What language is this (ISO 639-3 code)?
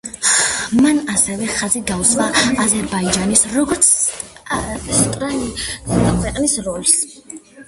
kat